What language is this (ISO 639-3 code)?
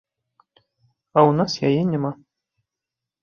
bel